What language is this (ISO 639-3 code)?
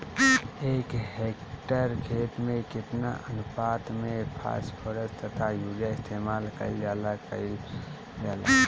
bho